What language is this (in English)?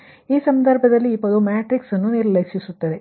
Kannada